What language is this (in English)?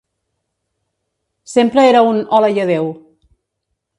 Catalan